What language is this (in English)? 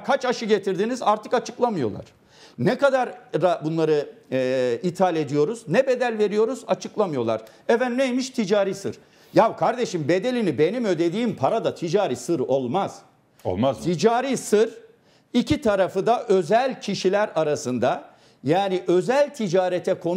Turkish